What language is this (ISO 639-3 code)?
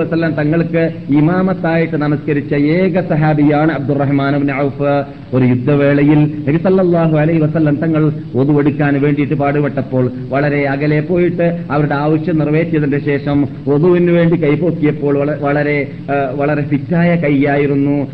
mal